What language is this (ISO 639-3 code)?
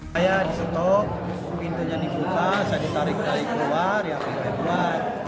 ind